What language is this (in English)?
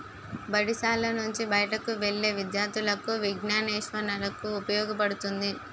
Telugu